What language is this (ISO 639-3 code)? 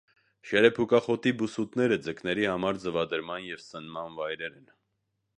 hye